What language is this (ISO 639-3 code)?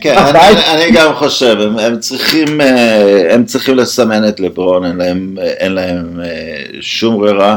heb